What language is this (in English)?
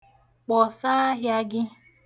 Igbo